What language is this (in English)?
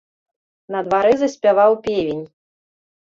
Belarusian